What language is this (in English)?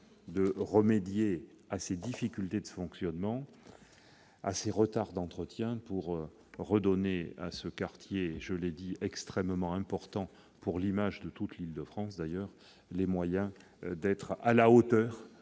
French